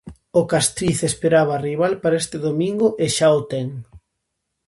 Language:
Galician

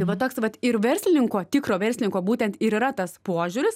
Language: Lithuanian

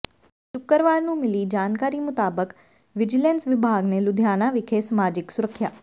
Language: Punjabi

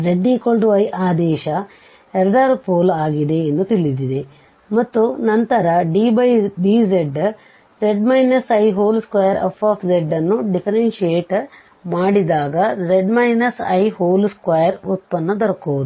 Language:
Kannada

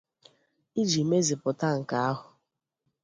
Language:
Igbo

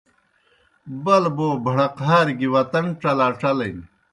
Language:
Kohistani Shina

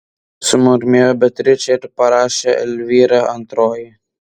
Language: Lithuanian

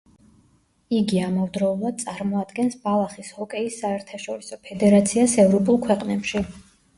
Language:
Georgian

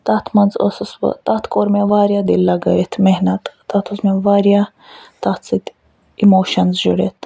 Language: Kashmiri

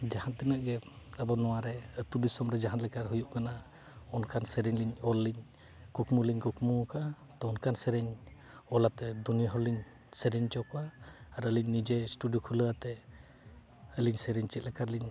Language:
Santali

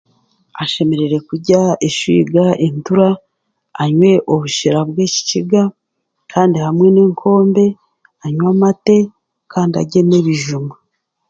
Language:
Chiga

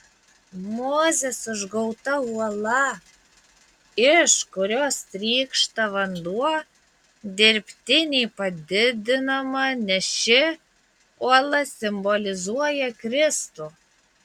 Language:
Lithuanian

